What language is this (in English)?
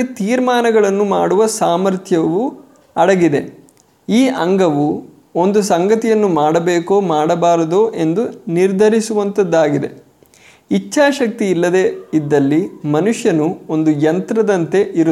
Kannada